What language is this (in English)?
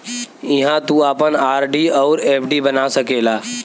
Bhojpuri